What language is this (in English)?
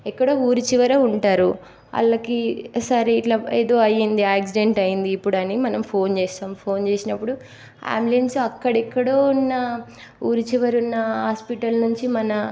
Telugu